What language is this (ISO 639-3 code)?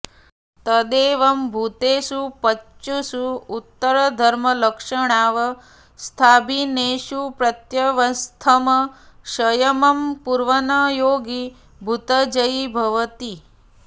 san